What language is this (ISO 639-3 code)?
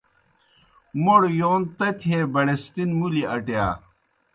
plk